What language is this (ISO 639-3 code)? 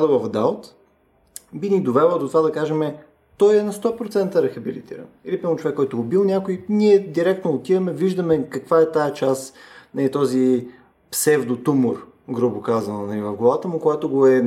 bul